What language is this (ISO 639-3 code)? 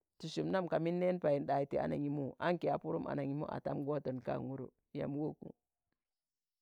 tan